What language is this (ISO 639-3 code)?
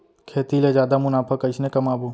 hne